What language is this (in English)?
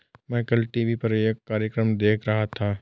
Hindi